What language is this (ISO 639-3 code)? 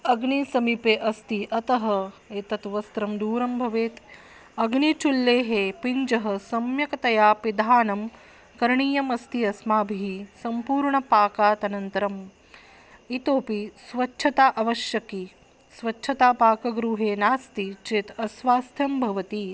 san